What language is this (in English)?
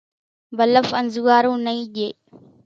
Kachi Koli